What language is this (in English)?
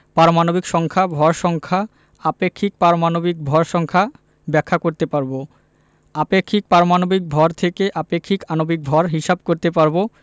Bangla